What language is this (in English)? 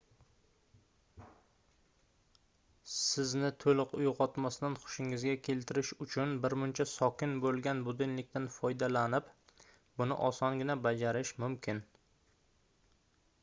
Uzbek